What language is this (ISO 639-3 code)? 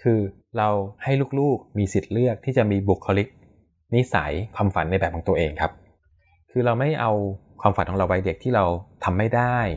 tha